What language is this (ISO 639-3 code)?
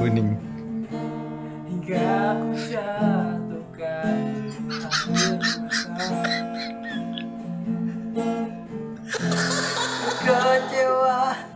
ind